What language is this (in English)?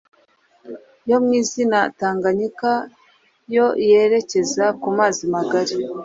Kinyarwanda